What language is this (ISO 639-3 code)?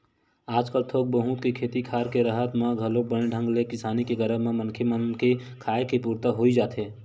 hne